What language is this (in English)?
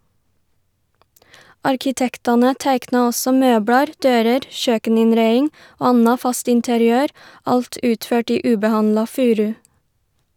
Norwegian